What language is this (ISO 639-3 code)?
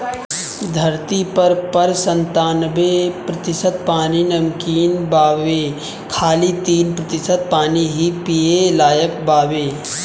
bho